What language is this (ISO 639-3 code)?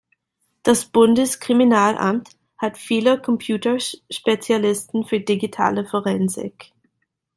deu